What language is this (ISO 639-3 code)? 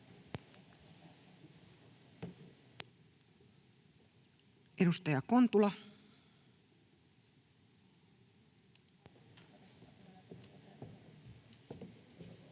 fin